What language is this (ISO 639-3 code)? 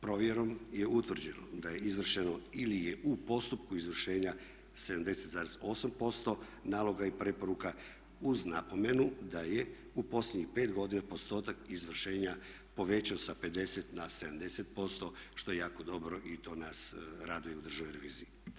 hrv